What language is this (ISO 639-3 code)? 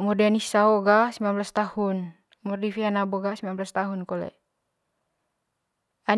mqy